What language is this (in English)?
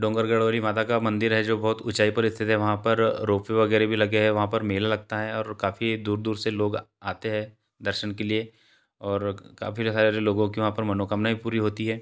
Hindi